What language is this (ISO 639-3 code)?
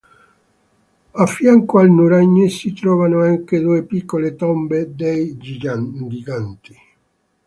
ita